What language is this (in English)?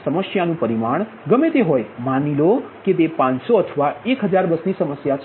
Gujarati